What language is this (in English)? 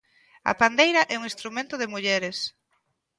Galician